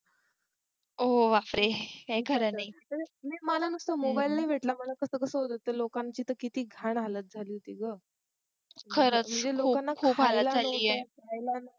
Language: Marathi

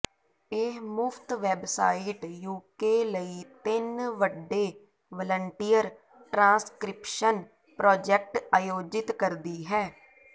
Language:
Punjabi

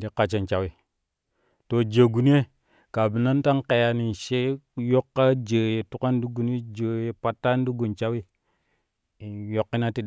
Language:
Kushi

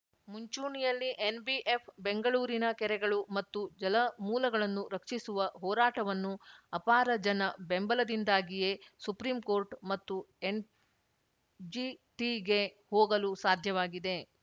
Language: Kannada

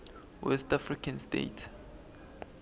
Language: Swati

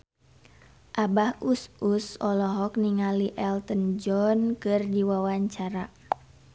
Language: Sundanese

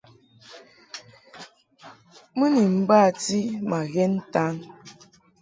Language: Mungaka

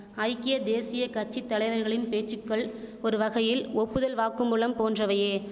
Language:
Tamil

